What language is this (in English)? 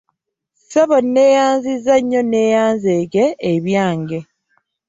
Ganda